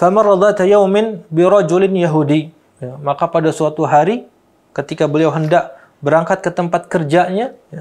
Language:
Indonesian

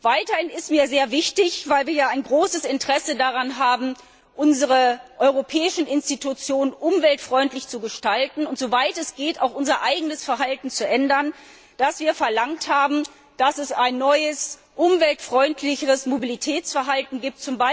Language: German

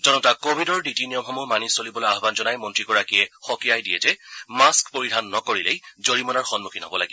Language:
Assamese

